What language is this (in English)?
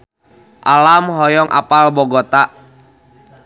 Sundanese